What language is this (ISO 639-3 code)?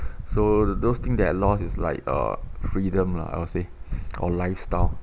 eng